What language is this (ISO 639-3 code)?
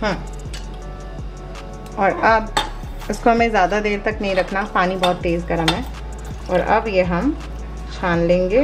hin